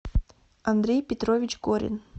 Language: Russian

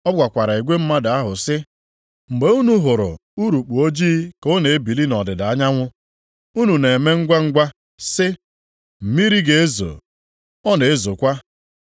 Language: Igbo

